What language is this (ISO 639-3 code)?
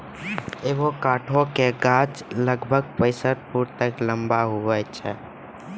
mai